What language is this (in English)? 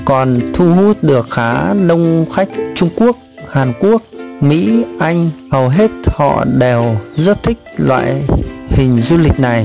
Vietnamese